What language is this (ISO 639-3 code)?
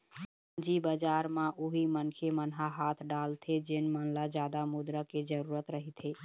hne